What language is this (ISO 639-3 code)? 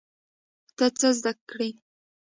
pus